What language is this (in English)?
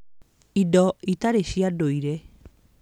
Kikuyu